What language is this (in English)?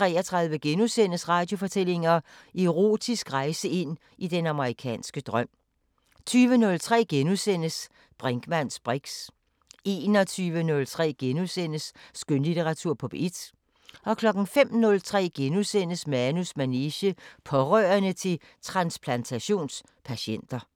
Danish